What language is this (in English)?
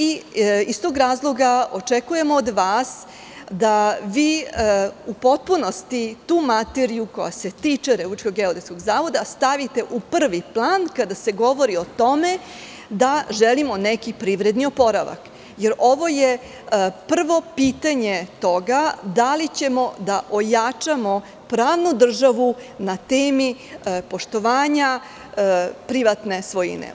Serbian